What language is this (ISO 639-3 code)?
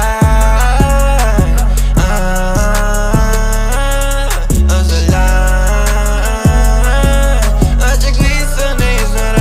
ara